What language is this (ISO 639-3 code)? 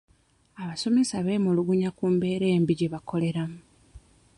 lug